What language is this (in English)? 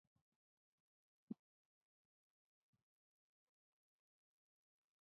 Tamil